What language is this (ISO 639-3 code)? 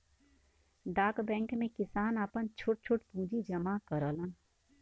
bho